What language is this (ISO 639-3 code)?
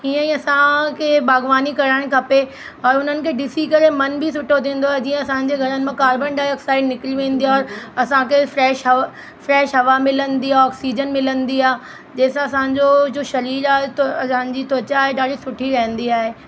snd